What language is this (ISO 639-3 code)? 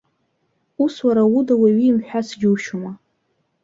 abk